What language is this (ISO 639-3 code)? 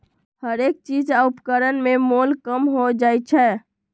mag